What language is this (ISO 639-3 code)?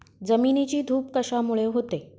mar